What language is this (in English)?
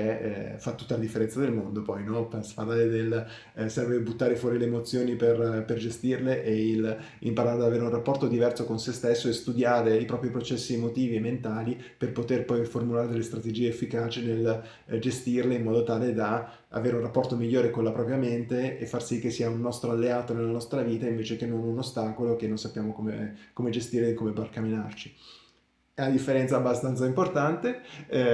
Italian